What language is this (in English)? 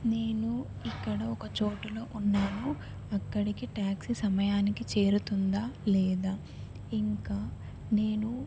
Telugu